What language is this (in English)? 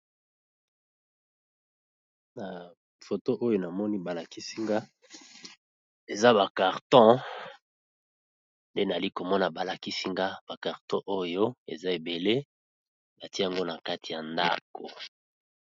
Lingala